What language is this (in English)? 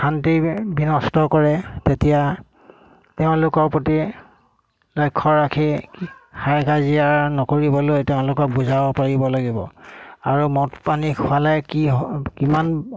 Assamese